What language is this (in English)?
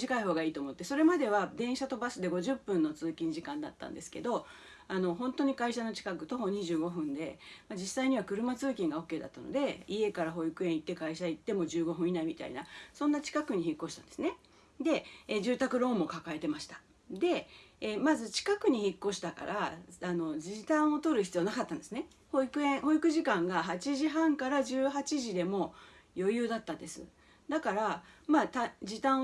Japanese